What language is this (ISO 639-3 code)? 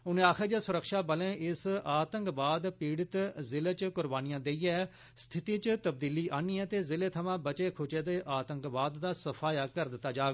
doi